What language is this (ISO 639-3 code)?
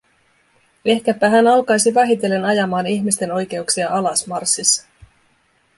fin